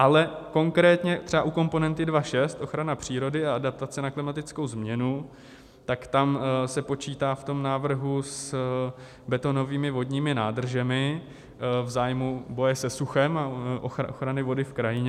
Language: Czech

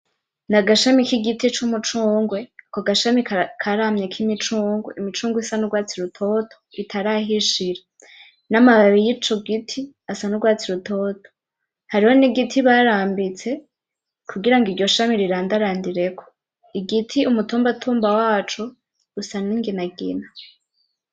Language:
Rundi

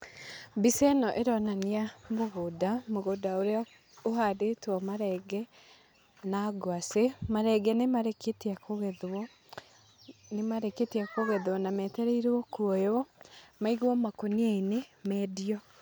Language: Kikuyu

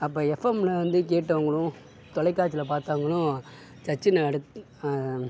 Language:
Tamil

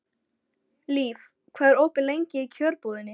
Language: Icelandic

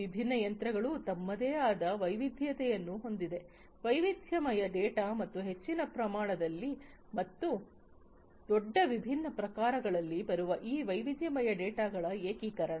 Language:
Kannada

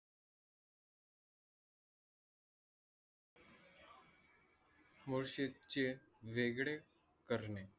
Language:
Marathi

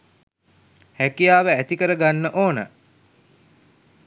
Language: Sinhala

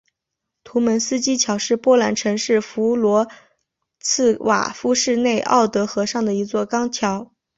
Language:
Chinese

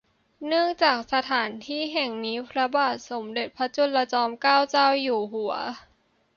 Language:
Thai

